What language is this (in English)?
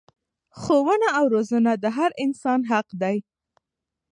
Pashto